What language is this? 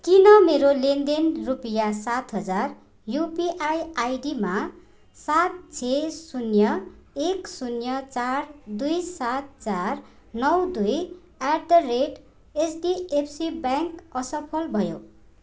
Nepali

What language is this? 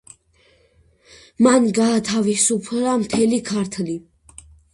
Georgian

